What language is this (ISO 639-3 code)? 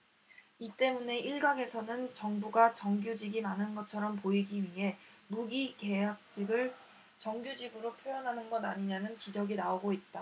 kor